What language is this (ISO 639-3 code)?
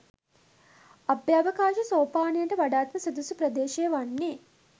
sin